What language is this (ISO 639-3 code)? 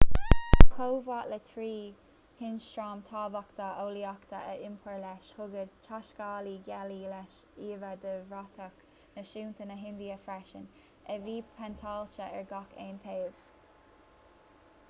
gle